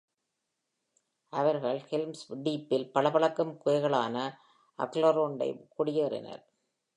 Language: Tamil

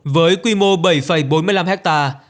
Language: Vietnamese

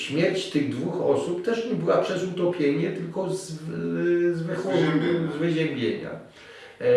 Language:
Polish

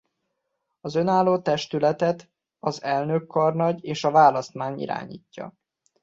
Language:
Hungarian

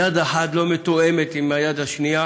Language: Hebrew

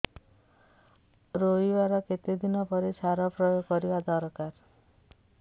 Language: Odia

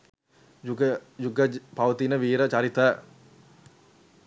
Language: Sinhala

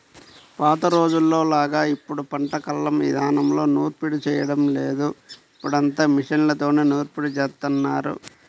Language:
Telugu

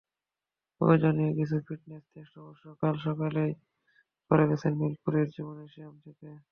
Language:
Bangla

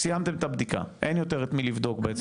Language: Hebrew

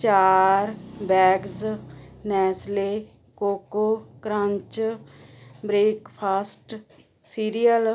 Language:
Punjabi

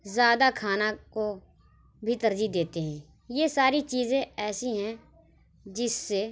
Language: Urdu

